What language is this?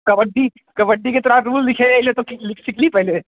Maithili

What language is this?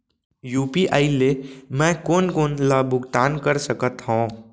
Chhattisgarhi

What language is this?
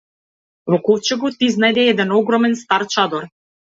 Macedonian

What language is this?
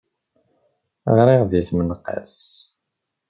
Kabyle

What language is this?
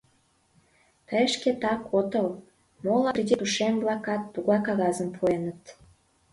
Mari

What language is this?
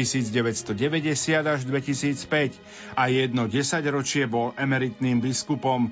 Slovak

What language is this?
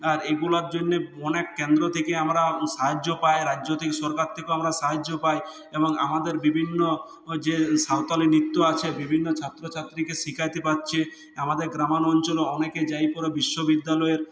Bangla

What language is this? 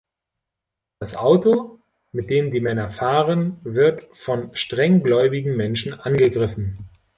German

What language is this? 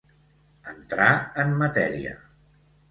Catalan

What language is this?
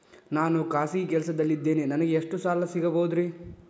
Kannada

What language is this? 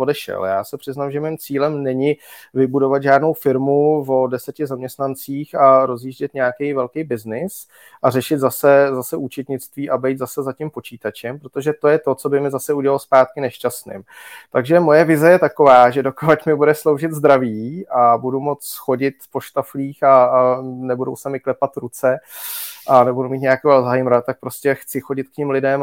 Czech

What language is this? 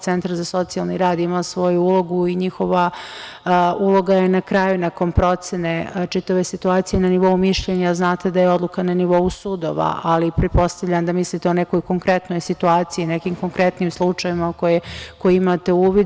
Serbian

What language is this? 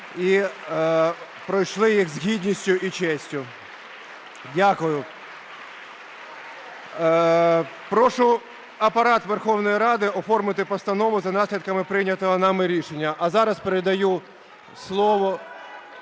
Ukrainian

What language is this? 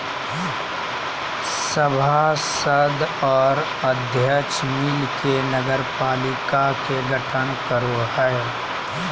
Magahi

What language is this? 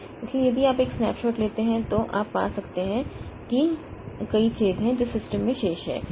Hindi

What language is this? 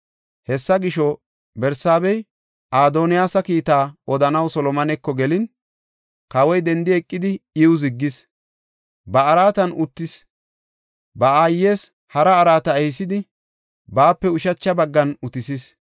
Gofa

